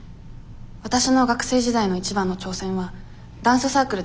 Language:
Japanese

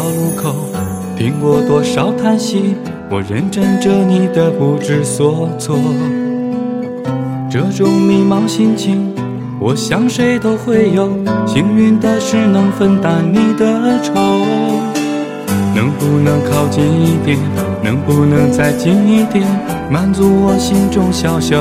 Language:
Chinese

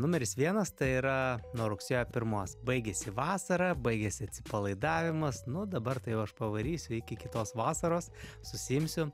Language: Lithuanian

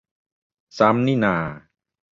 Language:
Thai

